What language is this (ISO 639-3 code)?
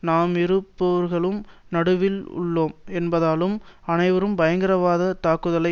tam